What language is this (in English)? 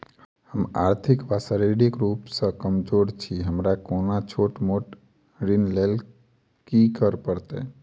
Maithili